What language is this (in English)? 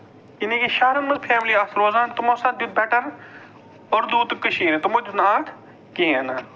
Kashmiri